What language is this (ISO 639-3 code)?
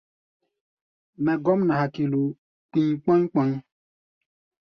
gba